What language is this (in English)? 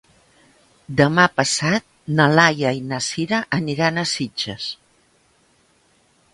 Catalan